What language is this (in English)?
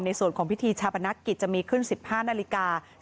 Thai